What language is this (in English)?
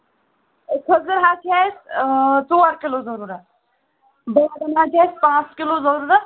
Kashmiri